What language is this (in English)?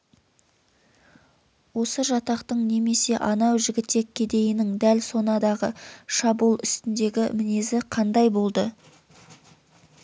Kazakh